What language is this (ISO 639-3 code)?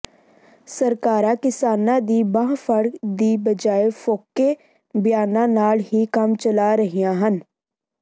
pan